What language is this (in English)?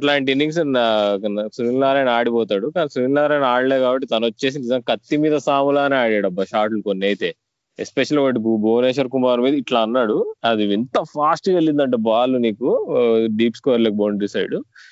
Telugu